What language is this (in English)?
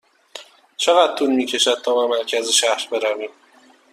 Persian